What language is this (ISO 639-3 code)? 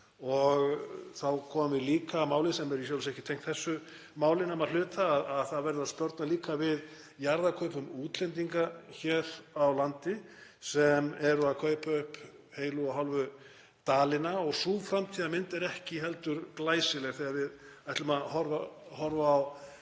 isl